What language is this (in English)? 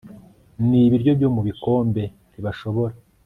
Kinyarwanda